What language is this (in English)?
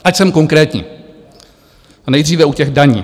Czech